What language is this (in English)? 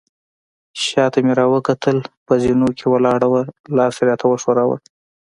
Pashto